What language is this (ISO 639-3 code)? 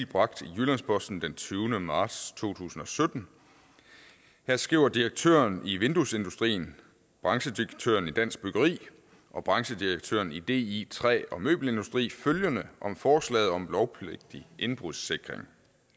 dan